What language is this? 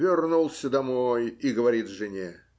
Russian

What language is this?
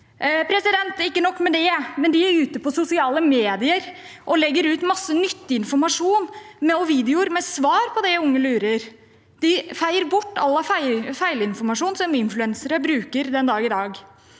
Norwegian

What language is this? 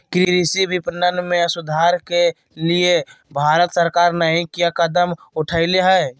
Magahi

